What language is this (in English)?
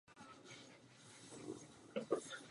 Czech